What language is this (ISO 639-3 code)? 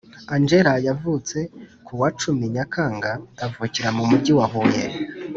kin